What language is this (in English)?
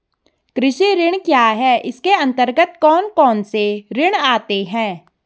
Hindi